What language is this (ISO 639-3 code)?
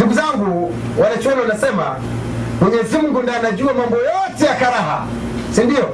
swa